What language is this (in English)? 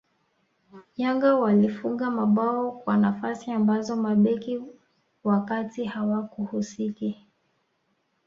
Swahili